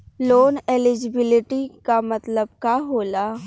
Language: Bhojpuri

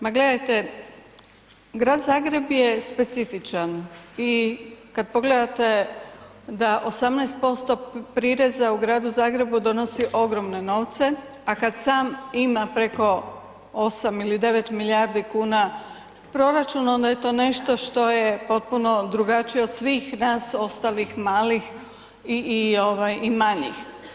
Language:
Croatian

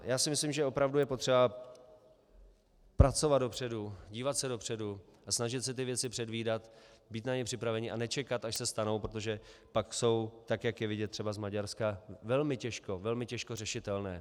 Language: Czech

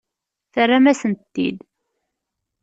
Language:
Kabyle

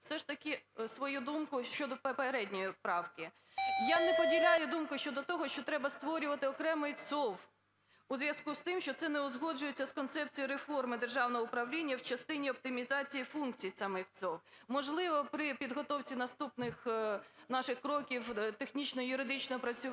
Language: Ukrainian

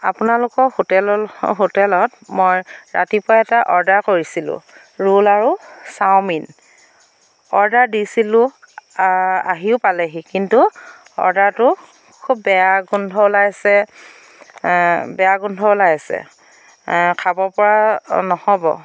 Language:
Assamese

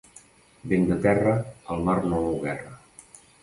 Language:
Catalan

